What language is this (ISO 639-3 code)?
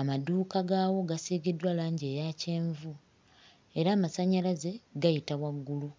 lug